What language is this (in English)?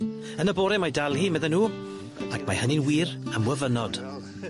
Welsh